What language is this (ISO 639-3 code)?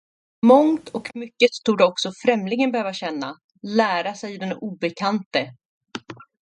swe